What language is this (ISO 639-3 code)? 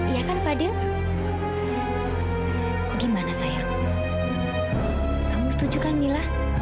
ind